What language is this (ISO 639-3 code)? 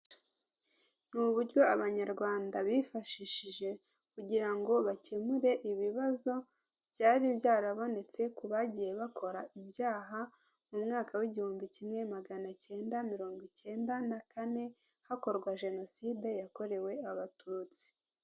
kin